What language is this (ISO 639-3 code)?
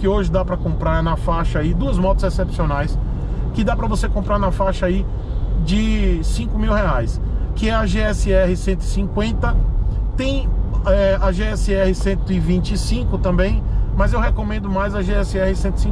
por